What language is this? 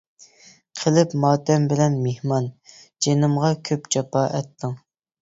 Uyghur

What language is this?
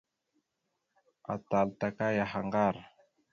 Mada (Cameroon)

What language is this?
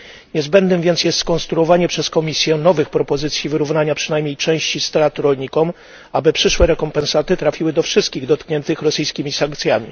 Polish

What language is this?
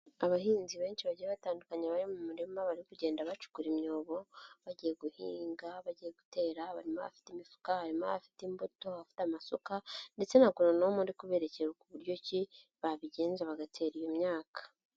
Kinyarwanda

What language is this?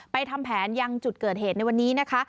Thai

